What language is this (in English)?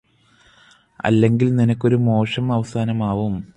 Malayalam